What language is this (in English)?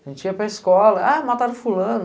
Portuguese